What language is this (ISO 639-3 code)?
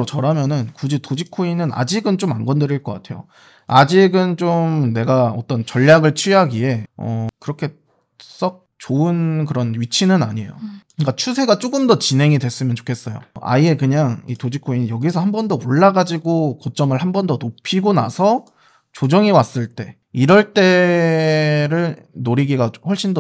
kor